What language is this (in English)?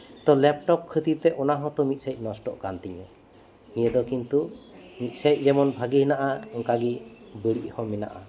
Santali